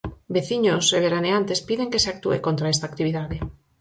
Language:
Galician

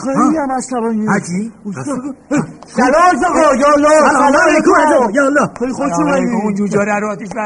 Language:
Persian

